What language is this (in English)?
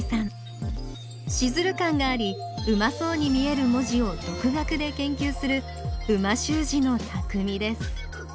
Japanese